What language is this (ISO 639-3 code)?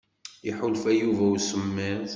kab